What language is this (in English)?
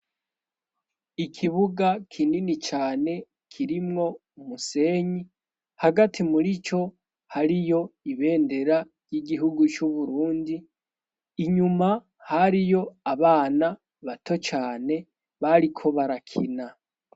Rundi